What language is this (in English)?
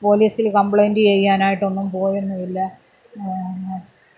Malayalam